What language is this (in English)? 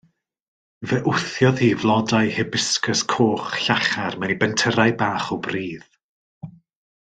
Welsh